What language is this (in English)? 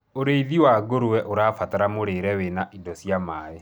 Kikuyu